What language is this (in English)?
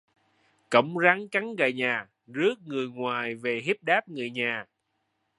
Vietnamese